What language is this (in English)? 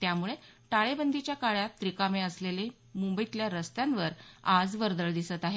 Marathi